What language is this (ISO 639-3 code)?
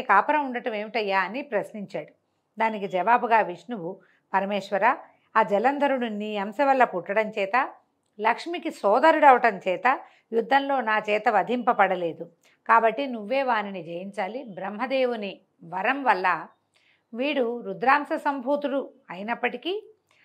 tel